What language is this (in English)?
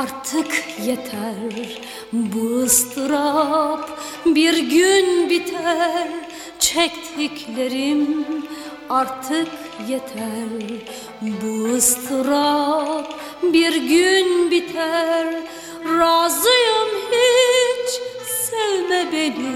Turkish